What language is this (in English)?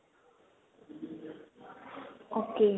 Punjabi